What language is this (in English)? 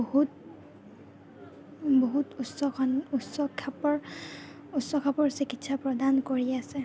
Assamese